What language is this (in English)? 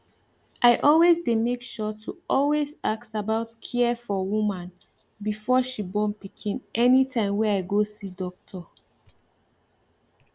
Nigerian Pidgin